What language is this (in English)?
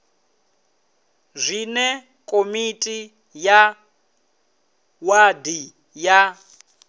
Venda